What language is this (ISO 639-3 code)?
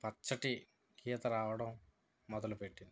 tel